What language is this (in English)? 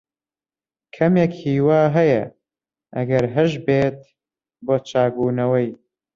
Central Kurdish